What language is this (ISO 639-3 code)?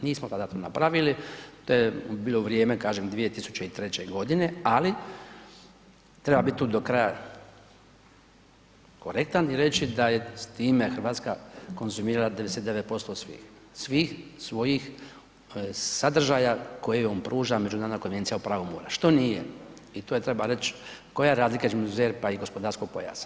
hrv